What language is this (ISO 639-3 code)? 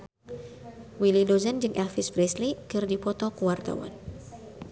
sun